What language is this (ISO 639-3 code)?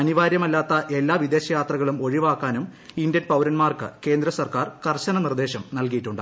mal